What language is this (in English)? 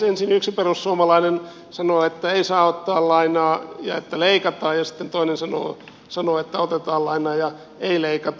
Finnish